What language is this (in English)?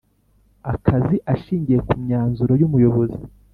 Kinyarwanda